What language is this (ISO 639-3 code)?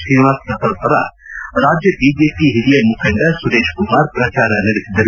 kan